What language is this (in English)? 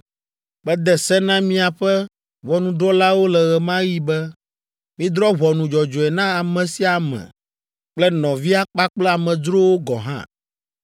Ewe